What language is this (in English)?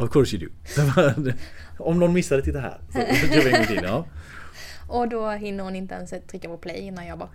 Swedish